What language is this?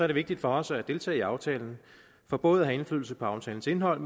Danish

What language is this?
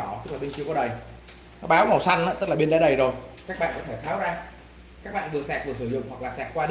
Vietnamese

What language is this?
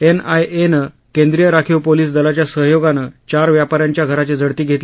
Marathi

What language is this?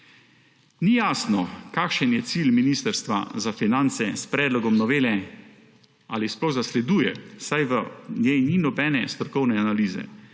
Slovenian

